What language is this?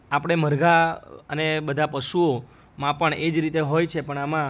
Gujarati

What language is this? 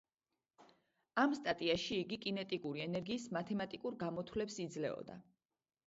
Georgian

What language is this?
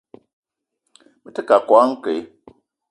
Eton (Cameroon)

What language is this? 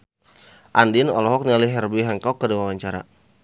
Sundanese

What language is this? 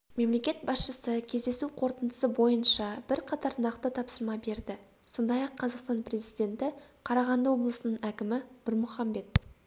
Kazakh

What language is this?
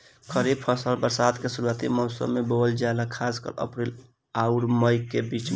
Bhojpuri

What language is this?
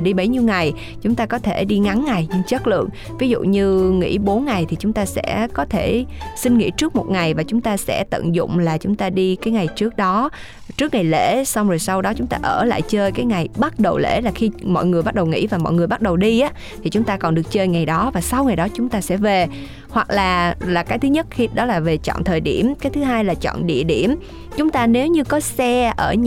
Vietnamese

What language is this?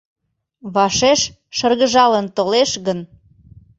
Mari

